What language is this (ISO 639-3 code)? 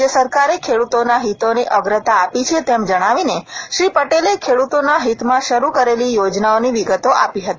guj